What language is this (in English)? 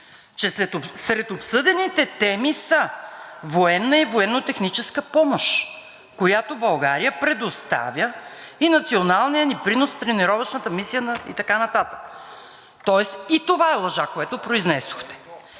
Bulgarian